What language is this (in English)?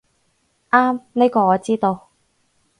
Cantonese